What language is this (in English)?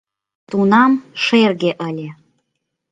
Mari